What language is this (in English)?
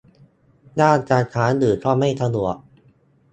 Thai